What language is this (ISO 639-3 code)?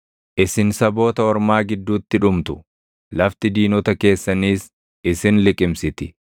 orm